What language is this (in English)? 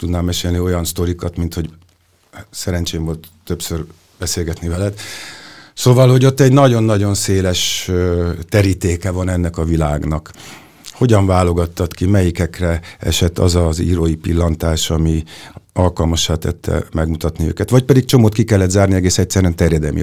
Hungarian